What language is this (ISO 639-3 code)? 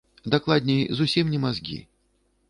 bel